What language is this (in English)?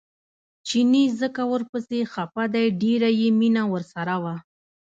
Pashto